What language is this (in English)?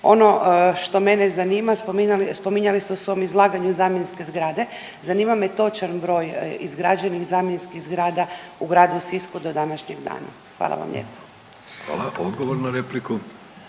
Croatian